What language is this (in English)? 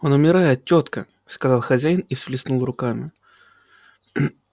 Russian